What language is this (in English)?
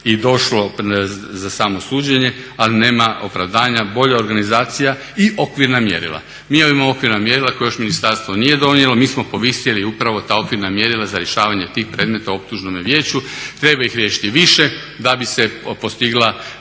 Croatian